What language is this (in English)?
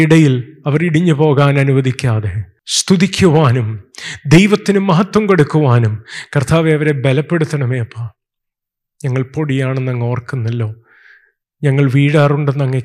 Malayalam